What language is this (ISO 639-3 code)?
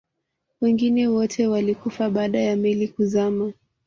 swa